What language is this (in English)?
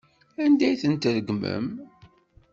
Kabyle